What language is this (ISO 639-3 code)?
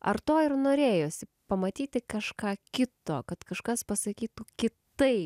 lit